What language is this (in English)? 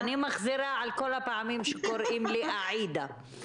Hebrew